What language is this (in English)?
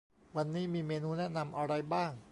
Thai